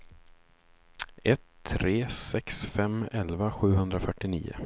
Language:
Swedish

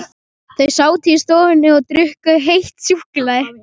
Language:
Icelandic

